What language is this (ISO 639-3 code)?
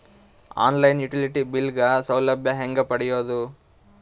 kan